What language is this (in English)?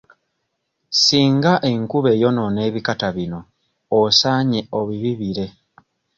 Ganda